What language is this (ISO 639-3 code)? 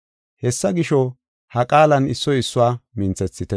gof